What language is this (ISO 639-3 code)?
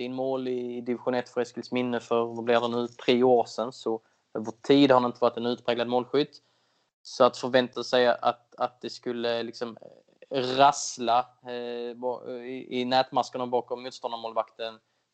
swe